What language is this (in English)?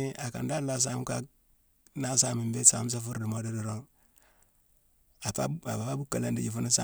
Mansoanka